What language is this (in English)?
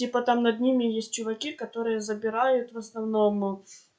Russian